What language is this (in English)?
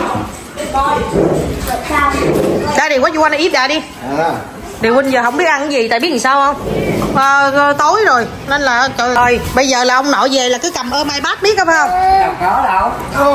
Vietnamese